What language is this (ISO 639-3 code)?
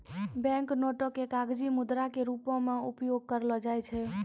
mai